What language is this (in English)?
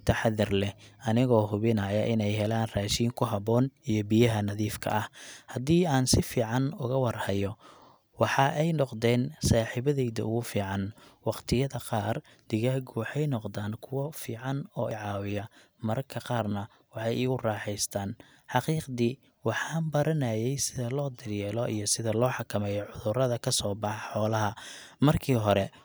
Somali